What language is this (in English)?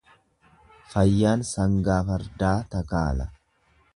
Oromo